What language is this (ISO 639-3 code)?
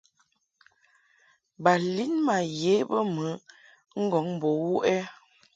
mhk